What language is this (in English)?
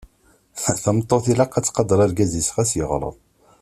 Kabyle